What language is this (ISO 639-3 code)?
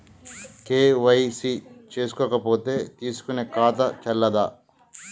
tel